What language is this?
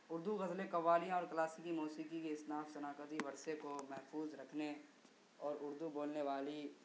Urdu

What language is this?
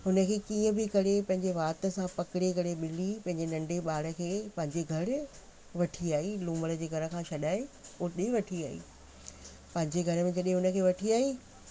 Sindhi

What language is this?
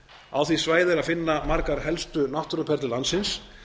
Icelandic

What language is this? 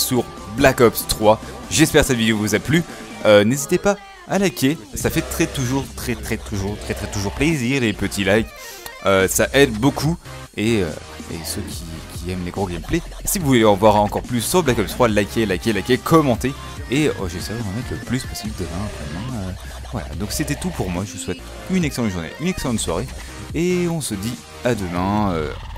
French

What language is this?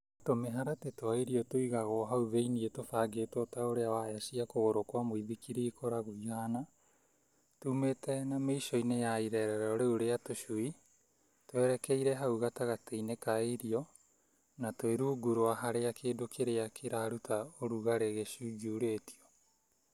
Kikuyu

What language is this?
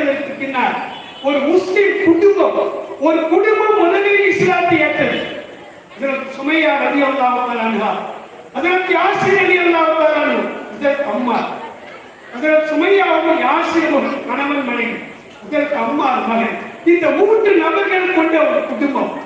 Tamil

